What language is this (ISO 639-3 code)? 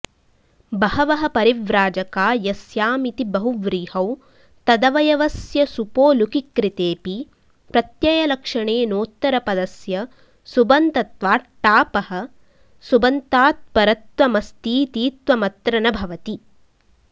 san